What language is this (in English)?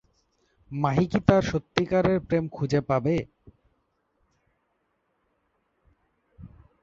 Bangla